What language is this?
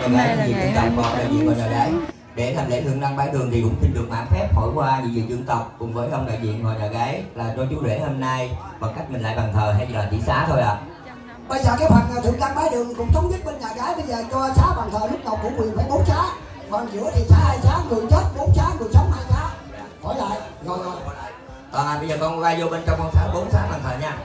Vietnamese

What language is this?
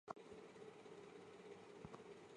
Chinese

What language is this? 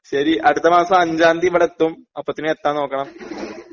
Malayalam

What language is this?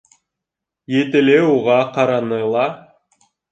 Bashkir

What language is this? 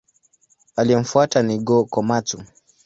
Swahili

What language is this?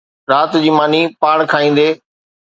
Sindhi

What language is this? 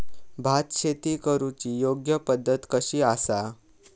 Marathi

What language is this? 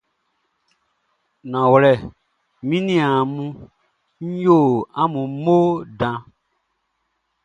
Baoulé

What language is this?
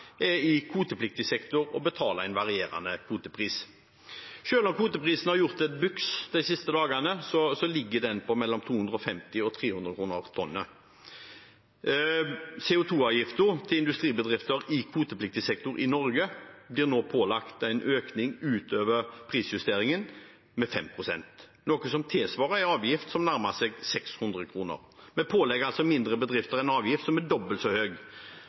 Norwegian Bokmål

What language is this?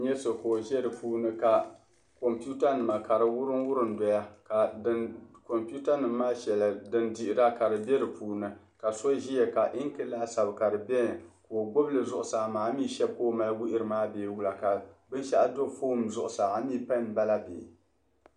Dagbani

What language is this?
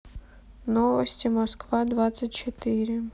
Russian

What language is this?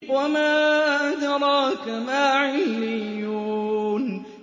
Arabic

